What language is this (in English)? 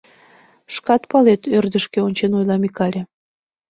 Mari